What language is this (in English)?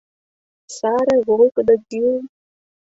Mari